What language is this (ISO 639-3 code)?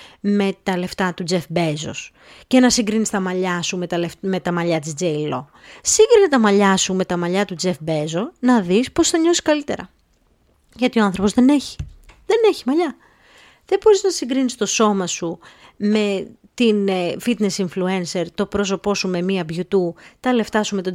ell